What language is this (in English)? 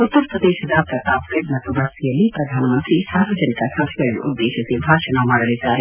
Kannada